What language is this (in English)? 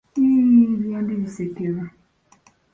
Ganda